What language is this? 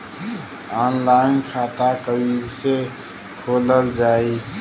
Bhojpuri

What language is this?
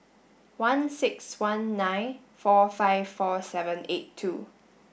English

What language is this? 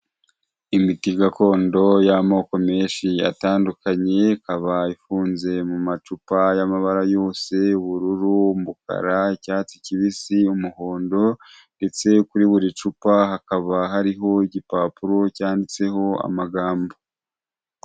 Kinyarwanda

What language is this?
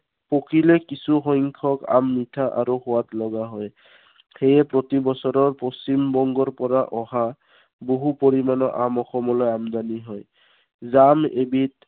Assamese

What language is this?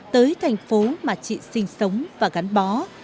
Vietnamese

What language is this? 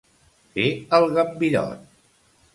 Catalan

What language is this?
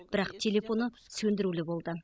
Kazakh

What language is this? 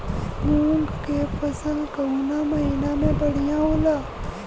Bhojpuri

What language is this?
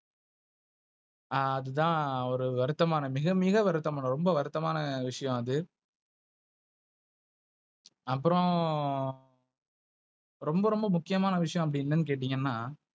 Tamil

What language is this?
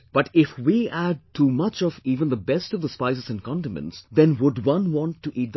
English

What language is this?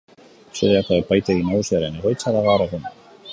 Basque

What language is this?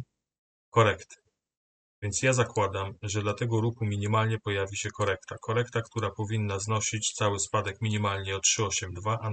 Polish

